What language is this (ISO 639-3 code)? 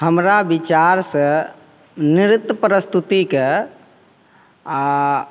mai